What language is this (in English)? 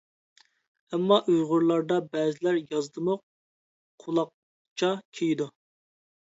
Uyghur